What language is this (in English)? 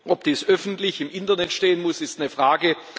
German